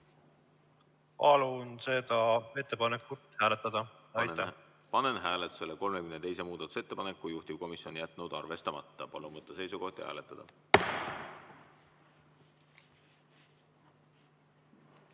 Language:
Estonian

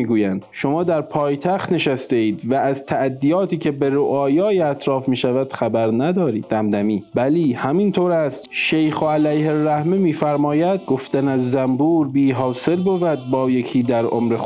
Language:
Persian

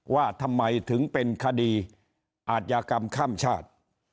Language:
Thai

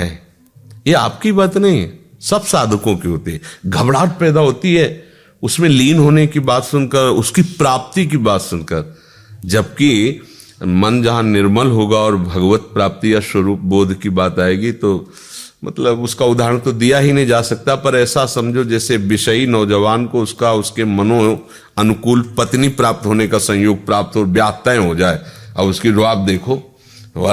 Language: Hindi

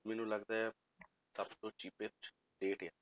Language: Punjabi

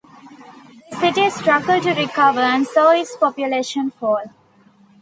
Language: English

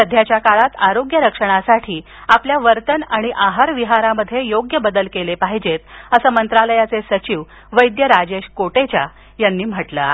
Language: Marathi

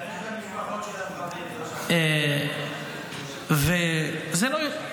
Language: Hebrew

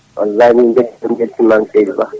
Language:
Fula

